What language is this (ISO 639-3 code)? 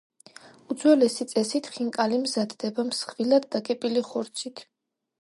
kat